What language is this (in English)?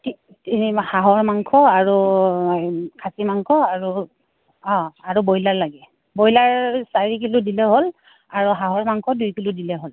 Assamese